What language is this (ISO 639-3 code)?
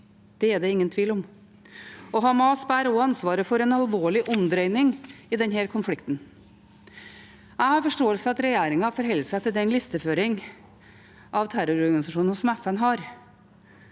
nor